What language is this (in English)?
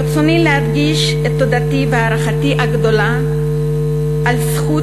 Hebrew